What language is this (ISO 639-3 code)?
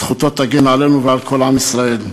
heb